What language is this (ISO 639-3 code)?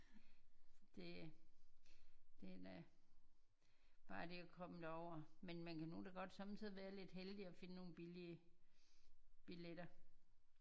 dan